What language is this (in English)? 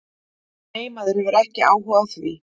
Icelandic